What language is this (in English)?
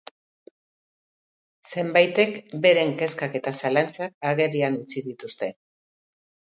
Basque